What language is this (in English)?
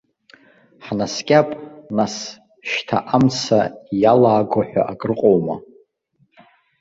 Abkhazian